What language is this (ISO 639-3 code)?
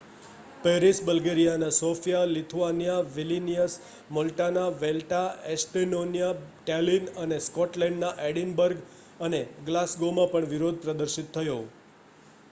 guj